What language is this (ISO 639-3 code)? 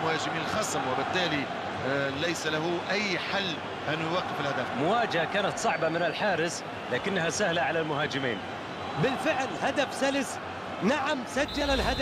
ara